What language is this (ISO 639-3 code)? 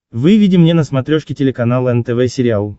rus